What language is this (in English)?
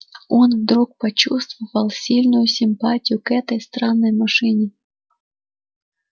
Russian